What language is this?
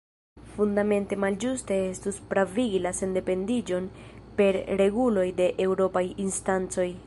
Esperanto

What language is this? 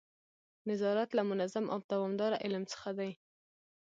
Pashto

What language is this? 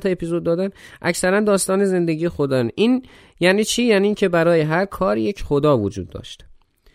Persian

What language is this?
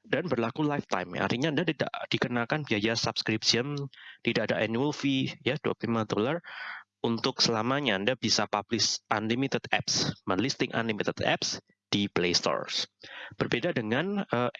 Indonesian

